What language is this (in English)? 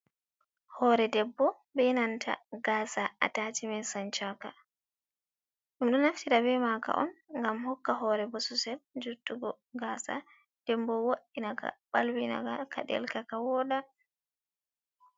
Fula